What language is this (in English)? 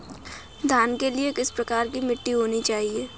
Hindi